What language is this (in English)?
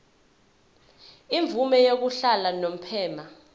Zulu